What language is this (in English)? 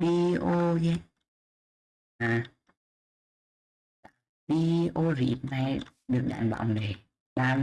Vietnamese